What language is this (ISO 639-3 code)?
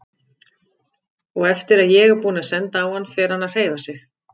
isl